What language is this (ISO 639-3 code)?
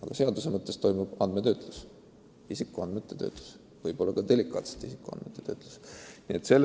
est